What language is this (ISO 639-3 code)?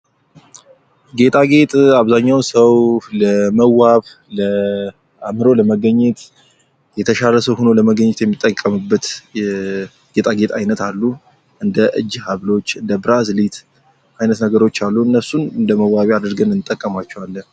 amh